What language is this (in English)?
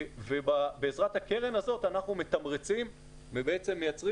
Hebrew